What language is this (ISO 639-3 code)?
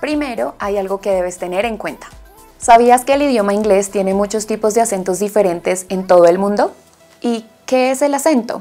spa